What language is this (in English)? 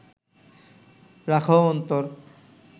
Bangla